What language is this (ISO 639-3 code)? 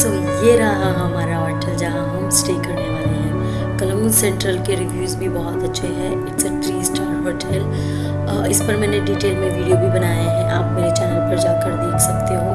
hin